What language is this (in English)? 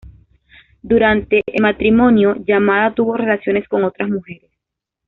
Spanish